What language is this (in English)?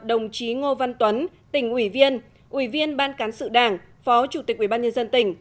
Vietnamese